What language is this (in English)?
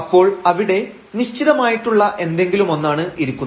Malayalam